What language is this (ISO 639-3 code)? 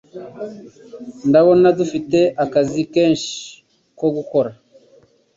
kin